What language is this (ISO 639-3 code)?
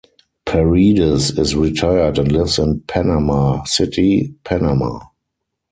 eng